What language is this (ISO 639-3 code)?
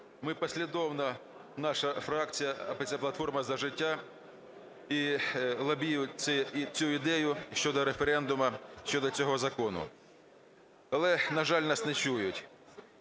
ukr